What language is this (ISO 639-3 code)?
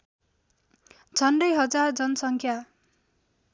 nep